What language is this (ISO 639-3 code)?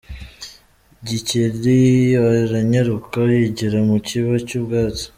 kin